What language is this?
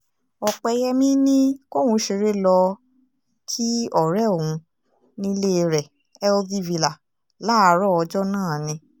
Yoruba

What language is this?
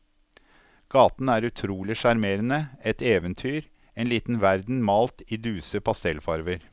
Norwegian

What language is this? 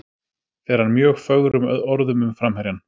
Icelandic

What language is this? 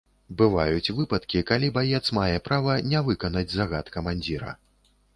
Belarusian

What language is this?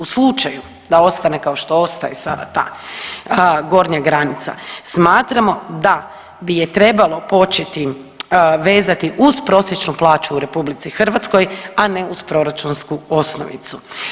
Croatian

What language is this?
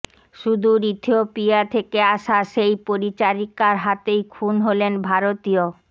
Bangla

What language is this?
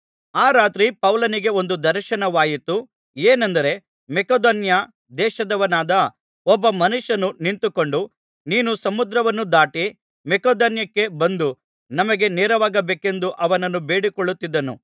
Kannada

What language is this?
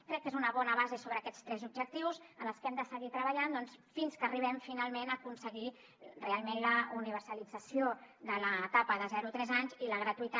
Catalan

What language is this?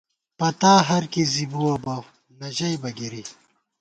Gawar-Bati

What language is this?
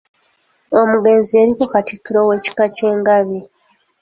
Ganda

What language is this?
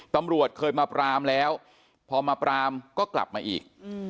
Thai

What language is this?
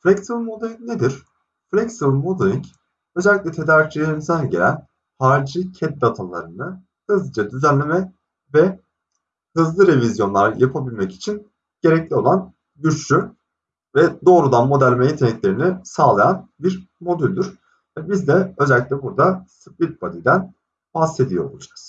Turkish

